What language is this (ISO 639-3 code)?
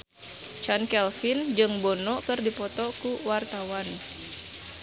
sun